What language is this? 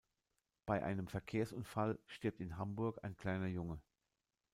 German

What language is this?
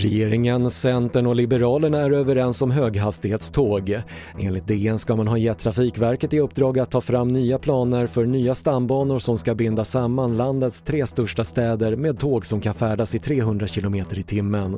Swedish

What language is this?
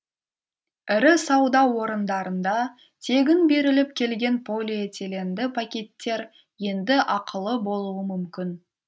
Kazakh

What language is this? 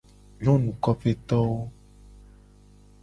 Gen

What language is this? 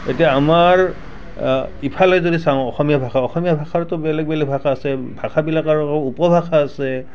Assamese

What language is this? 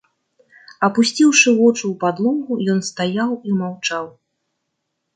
Belarusian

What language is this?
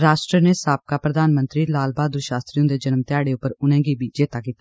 Dogri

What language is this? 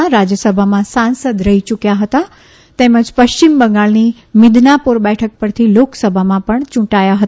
Gujarati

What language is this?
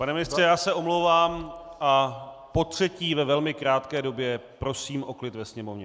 Czech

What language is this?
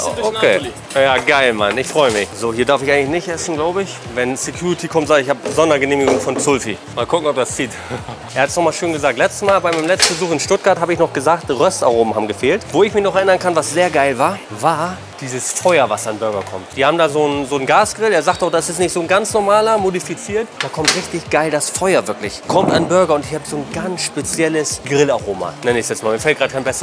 German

